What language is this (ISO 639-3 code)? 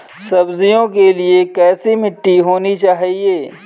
hin